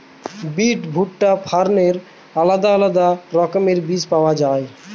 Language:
Bangla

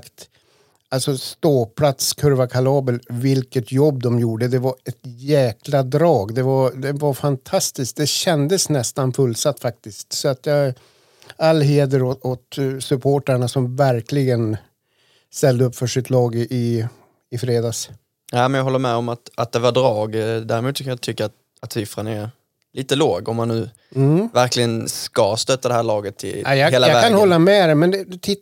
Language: Swedish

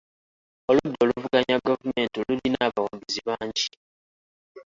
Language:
Ganda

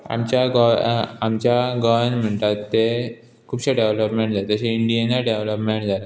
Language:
Konkani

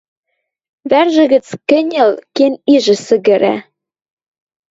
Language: Western Mari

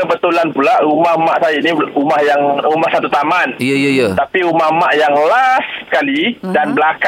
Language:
Malay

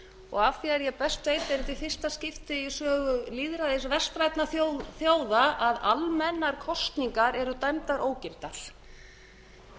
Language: Icelandic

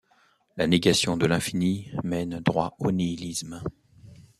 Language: French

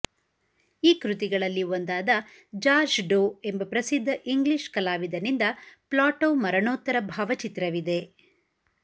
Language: Kannada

